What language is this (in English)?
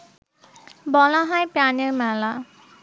Bangla